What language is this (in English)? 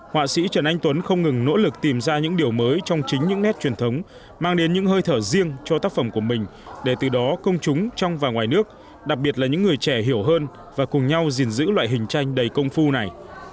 Vietnamese